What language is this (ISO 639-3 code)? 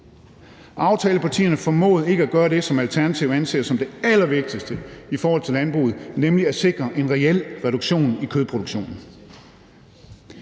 dan